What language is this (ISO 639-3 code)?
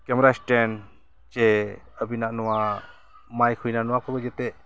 sat